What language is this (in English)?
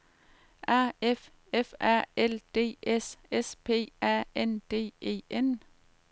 Danish